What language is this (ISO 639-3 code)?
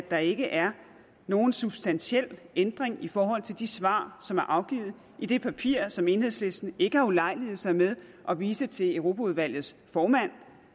dan